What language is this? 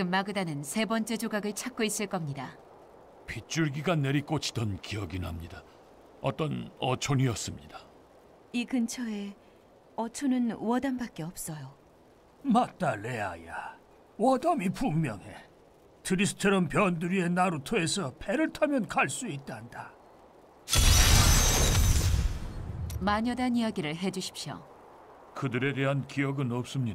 Korean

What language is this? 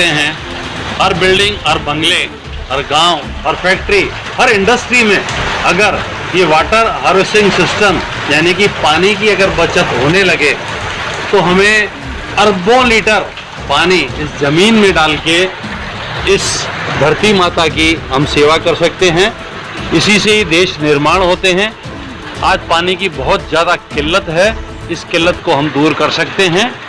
Hindi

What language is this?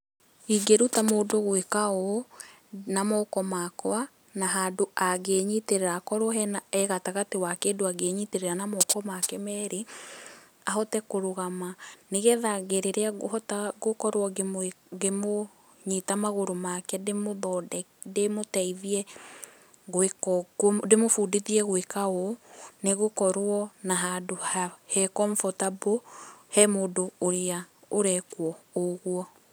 Kikuyu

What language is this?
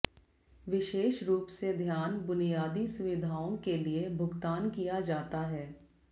Hindi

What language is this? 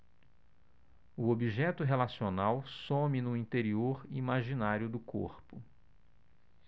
Portuguese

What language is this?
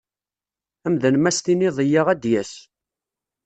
Kabyle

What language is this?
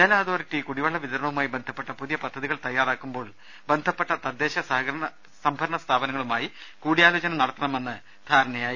Malayalam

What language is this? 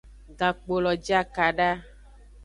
Aja (Benin)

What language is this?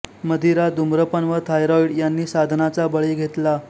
Marathi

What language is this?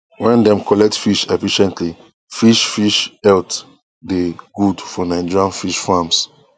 Nigerian Pidgin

